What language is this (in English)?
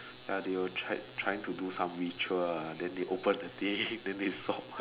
English